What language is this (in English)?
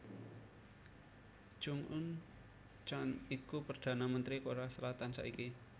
Javanese